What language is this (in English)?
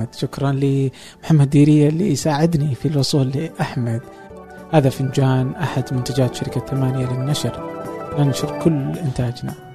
Arabic